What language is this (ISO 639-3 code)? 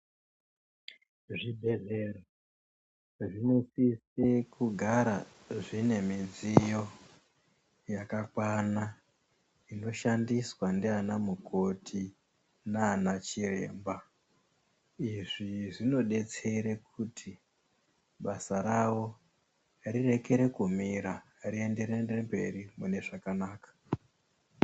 ndc